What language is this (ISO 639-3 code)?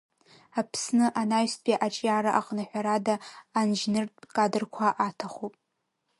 abk